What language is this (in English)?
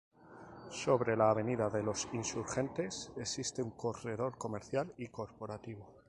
Spanish